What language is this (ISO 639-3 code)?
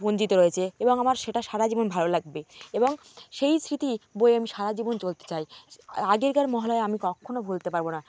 ben